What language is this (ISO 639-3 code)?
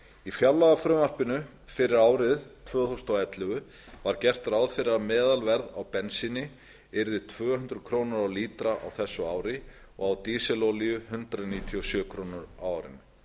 isl